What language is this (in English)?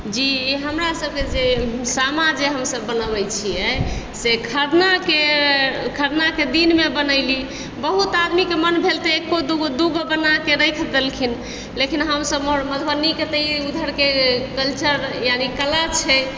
Maithili